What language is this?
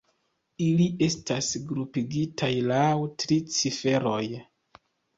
Esperanto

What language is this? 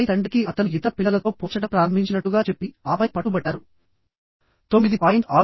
Telugu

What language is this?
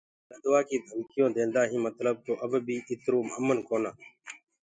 Gurgula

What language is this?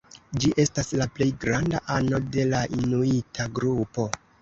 Esperanto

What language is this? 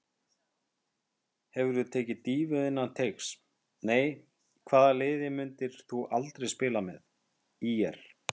Icelandic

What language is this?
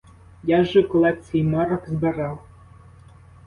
Ukrainian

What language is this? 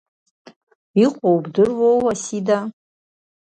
Abkhazian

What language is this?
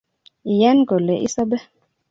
Kalenjin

